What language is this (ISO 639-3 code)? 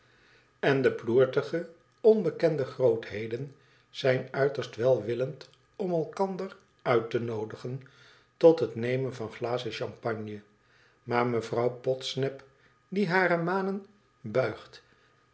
nld